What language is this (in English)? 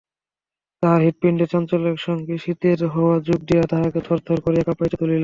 Bangla